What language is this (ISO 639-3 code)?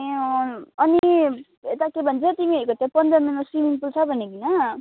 nep